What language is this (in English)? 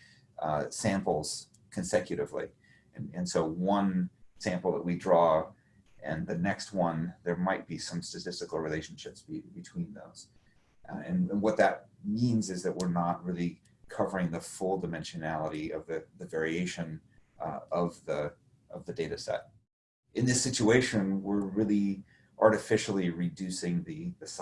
English